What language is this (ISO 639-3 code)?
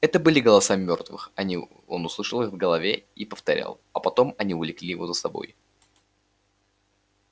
rus